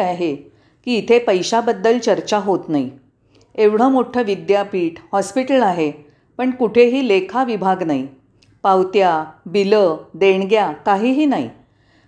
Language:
Marathi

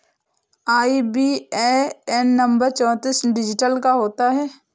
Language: Hindi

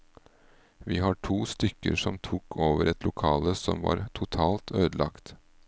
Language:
Norwegian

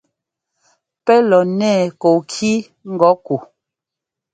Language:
Ngomba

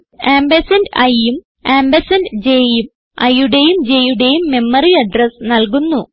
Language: Malayalam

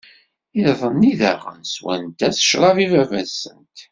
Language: Kabyle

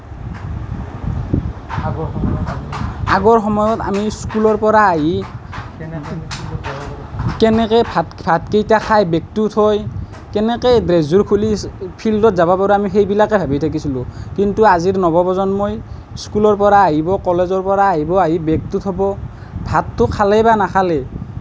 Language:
Assamese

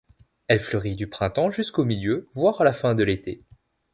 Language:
French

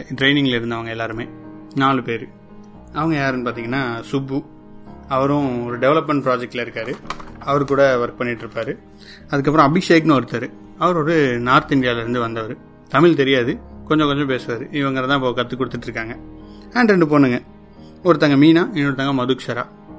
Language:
Tamil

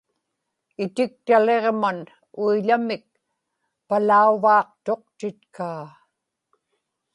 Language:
Inupiaq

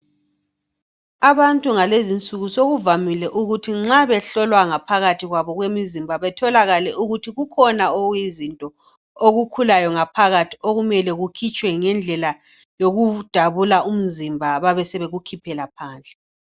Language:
North Ndebele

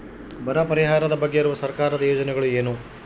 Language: Kannada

